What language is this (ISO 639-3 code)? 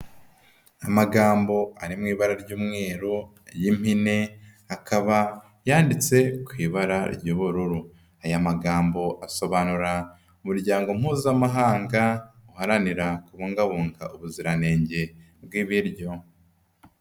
kin